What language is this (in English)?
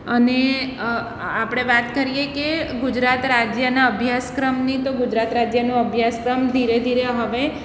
Gujarati